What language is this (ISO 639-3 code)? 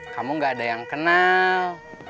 ind